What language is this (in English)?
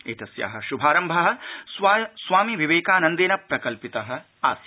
Sanskrit